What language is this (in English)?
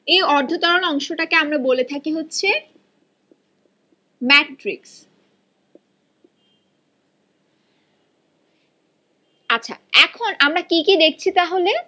Bangla